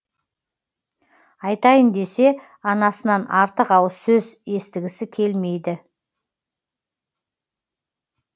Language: Kazakh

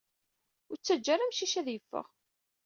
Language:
Kabyle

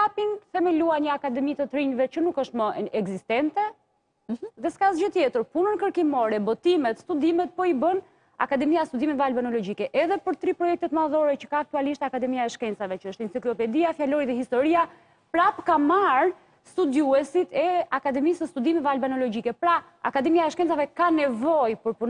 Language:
Romanian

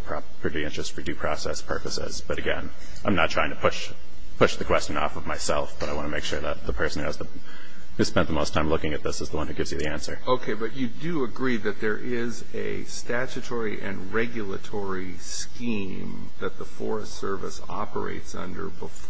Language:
English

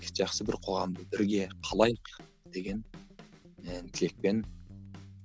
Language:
Kazakh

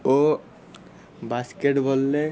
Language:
Odia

